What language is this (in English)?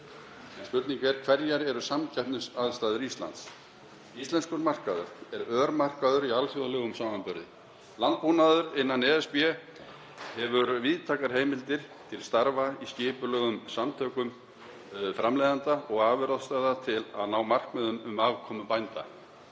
Icelandic